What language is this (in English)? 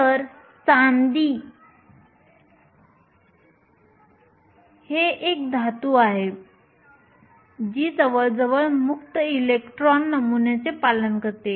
Marathi